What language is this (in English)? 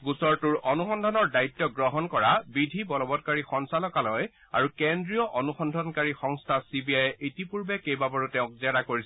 Assamese